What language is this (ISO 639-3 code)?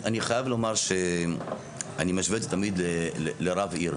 heb